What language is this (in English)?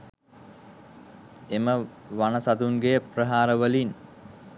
Sinhala